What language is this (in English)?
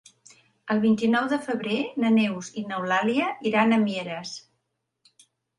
Catalan